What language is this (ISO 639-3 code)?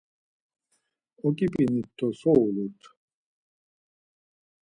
lzz